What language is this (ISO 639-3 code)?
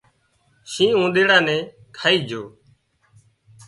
kxp